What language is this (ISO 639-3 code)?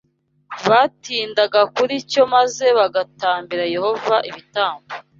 kin